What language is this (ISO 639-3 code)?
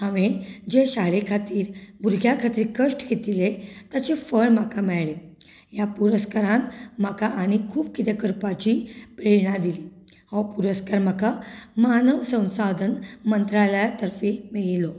kok